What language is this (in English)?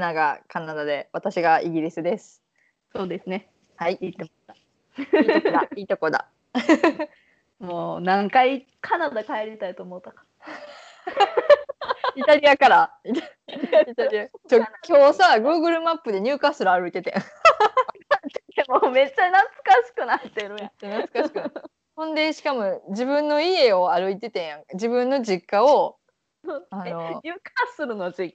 Japanese